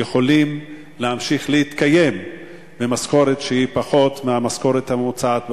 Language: Hebrew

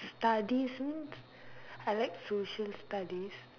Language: English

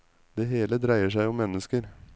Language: Norwegian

